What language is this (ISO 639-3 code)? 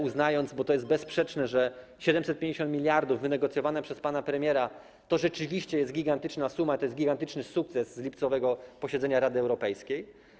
pol